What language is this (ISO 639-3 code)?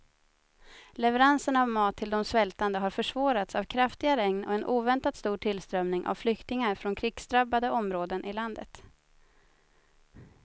swe